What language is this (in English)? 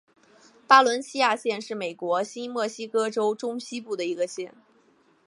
Chinese